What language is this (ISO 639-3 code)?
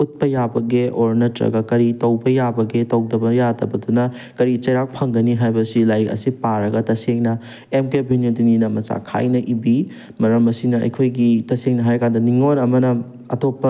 mni